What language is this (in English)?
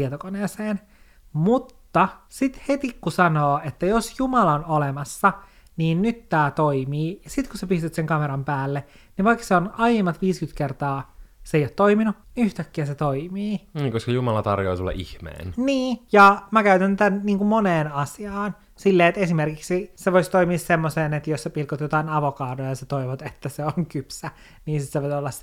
Finnish